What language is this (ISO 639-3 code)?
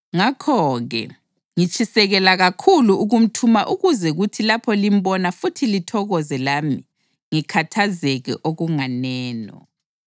nde